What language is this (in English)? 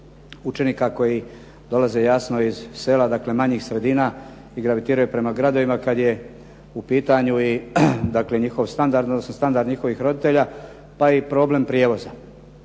Croatian